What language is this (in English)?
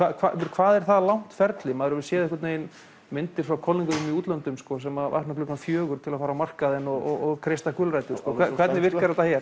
Icelandic